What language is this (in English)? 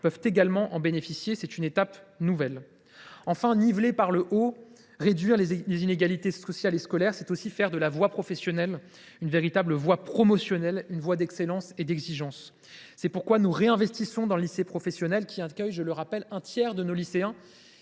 French